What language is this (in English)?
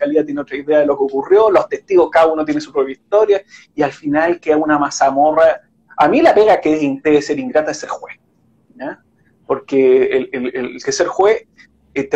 Spanish